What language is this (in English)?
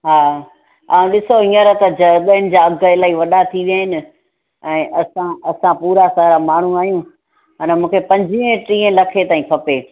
Sindhi